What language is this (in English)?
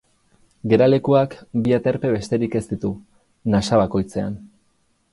Basque